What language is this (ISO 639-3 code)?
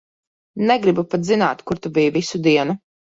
lav